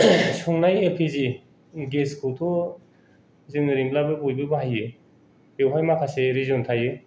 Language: Bodo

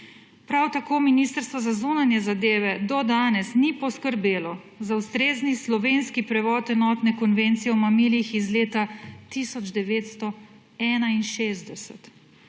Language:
Slovenian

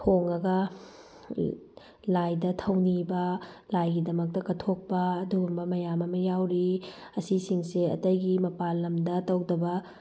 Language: Manipuri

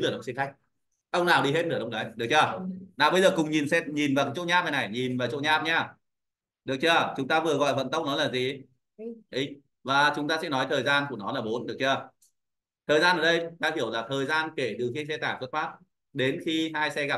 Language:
Vietnamese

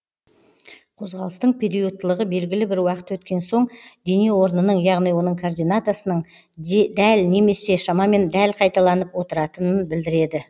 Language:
Kazakh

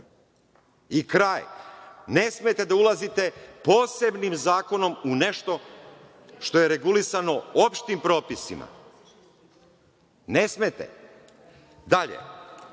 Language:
Serbian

